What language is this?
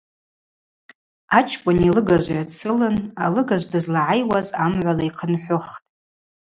Abaza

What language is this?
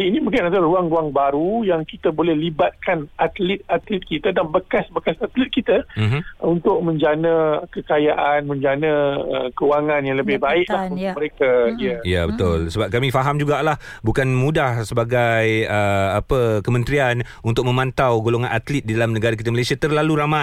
Malay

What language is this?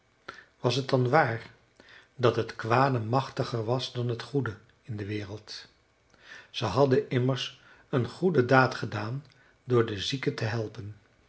Dutch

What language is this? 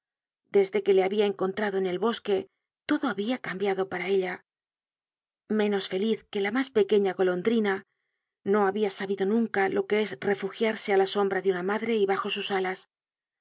Spanish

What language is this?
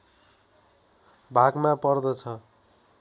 Nepali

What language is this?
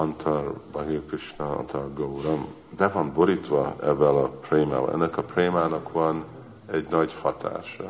Hungarian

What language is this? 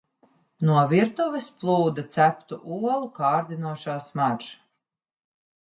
Latvian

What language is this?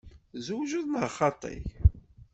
Kabyle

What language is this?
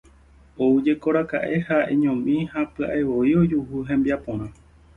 Guarani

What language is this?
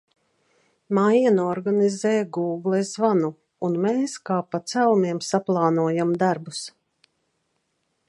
Latvian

